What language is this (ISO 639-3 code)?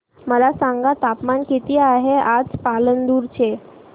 mar